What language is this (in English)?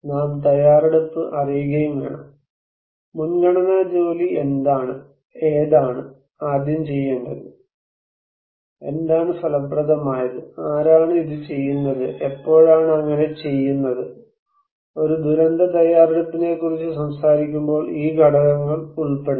Malayalam